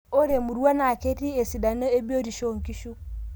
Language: Masai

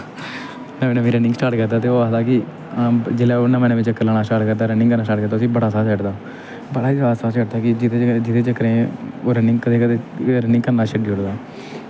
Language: Dogri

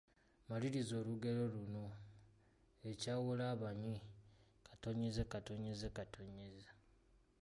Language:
Ganda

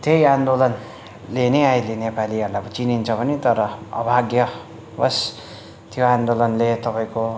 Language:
Nepali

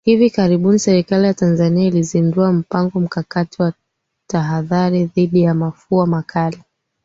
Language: Swahili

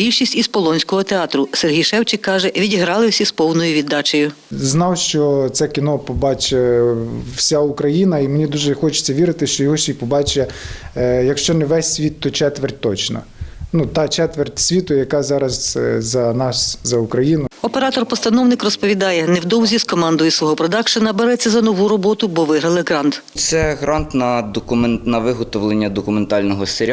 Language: Ukrainian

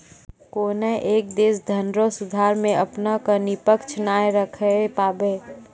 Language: Maithili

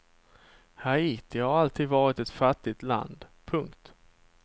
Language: Swedish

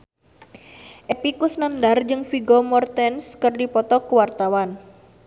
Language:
Sundanese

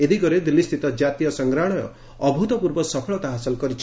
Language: Odia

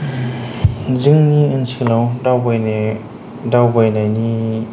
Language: Bodo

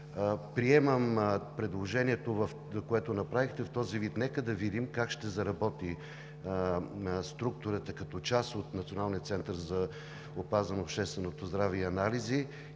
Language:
Bulgarian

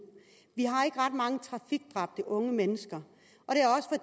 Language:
Danish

